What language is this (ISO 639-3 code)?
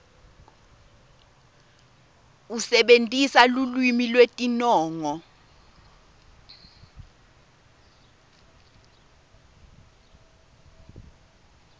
ssw